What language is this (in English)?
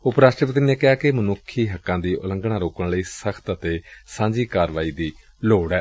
Punjabi